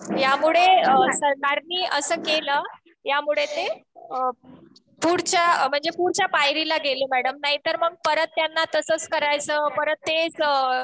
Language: Marathi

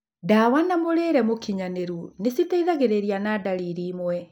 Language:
Kikuyu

